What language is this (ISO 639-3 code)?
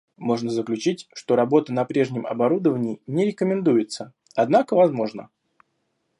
rus